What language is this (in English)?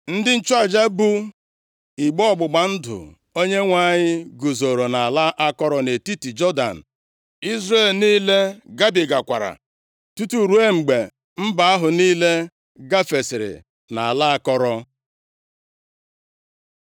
Igbo